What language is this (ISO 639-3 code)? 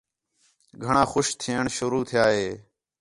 xhe